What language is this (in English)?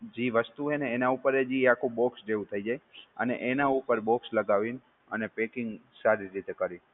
Gujarati